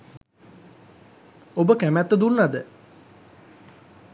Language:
Sinhala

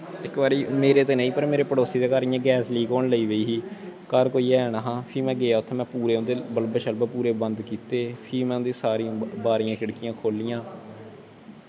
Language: Dogri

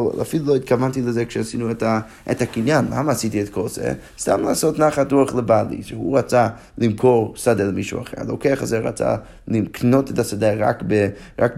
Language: Hebrew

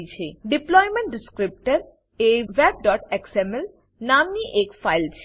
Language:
Gujarati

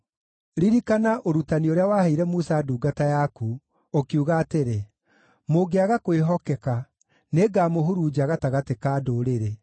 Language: Kikuyu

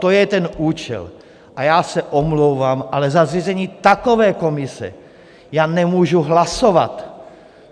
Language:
Czech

